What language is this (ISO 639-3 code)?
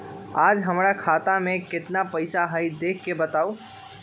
mag